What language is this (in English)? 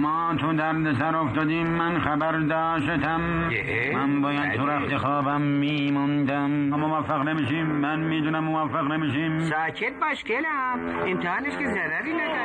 Persian